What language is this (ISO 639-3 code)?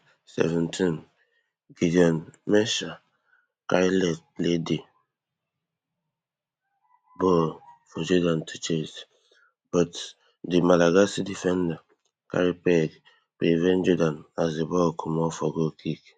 pcm